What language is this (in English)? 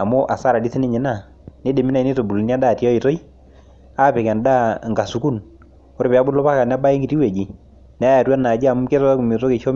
Masai